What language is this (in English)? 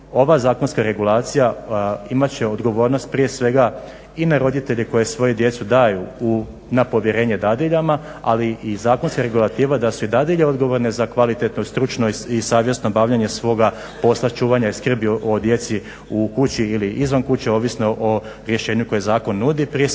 Croatian